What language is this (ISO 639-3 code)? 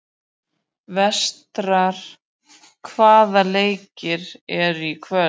isl